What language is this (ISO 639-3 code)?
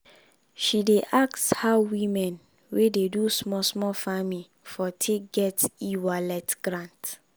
pcm